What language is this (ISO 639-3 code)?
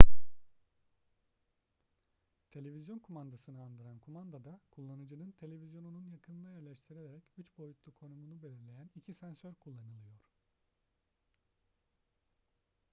tur